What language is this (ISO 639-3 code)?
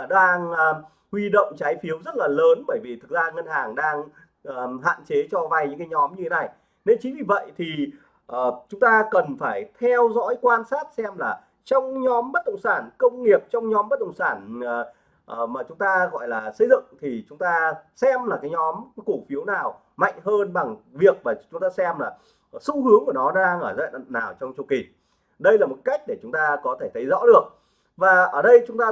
vie